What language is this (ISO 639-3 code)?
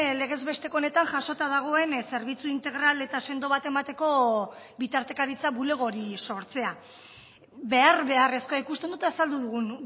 eus